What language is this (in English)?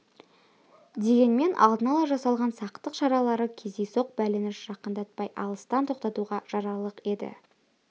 Kazakh